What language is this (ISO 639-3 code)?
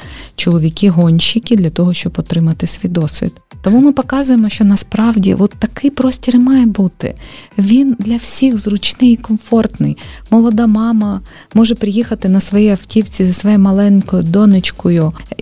ukr